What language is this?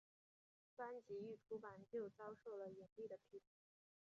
Chinese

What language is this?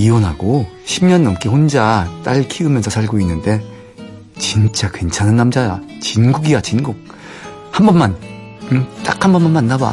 Korean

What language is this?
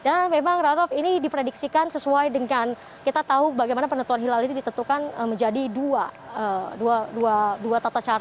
Indonesian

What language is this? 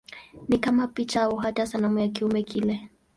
Swahili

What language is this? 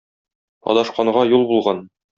Tatar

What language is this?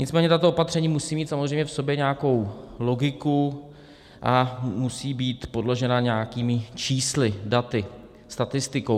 Czech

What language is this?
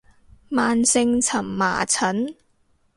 Cantonese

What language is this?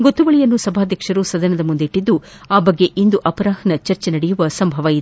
Kannada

